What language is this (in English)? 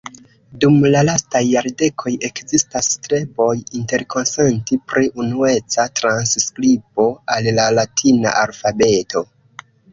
Esperanto